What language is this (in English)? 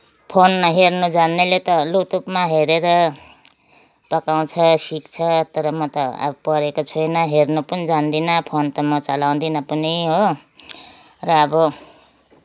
Nepali